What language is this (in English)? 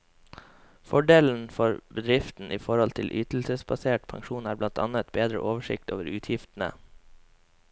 Norwegian